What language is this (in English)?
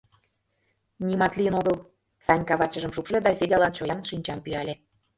Mari